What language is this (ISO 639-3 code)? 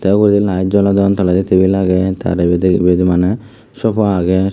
ccp